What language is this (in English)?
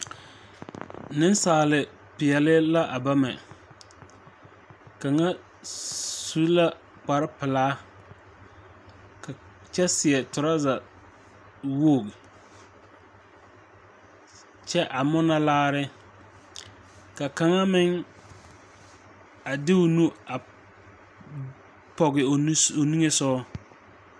Southern Dagaare